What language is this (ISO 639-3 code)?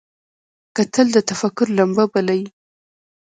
pus